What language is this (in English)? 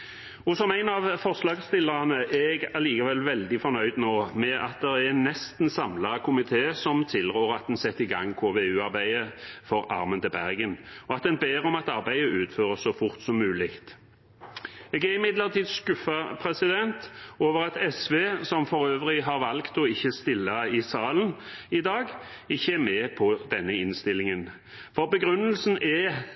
Norwegian Bokmål